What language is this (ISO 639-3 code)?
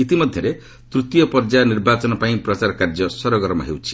ori